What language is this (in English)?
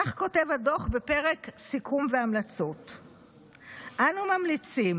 Hebrew